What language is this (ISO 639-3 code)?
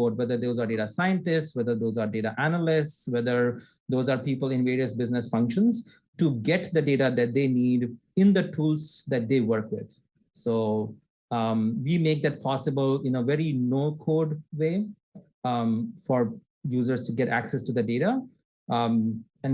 eng